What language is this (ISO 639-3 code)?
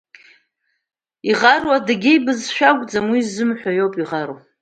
abk